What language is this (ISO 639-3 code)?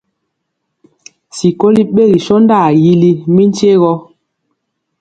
mcx